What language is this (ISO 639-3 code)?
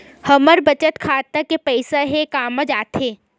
hne